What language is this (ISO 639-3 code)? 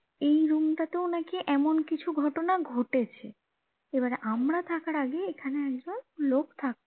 ben